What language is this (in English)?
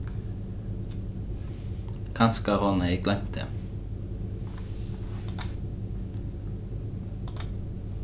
Faroese